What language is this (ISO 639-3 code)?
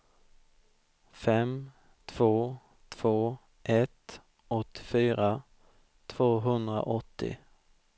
swe